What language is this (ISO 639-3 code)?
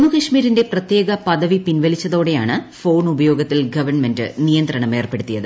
mal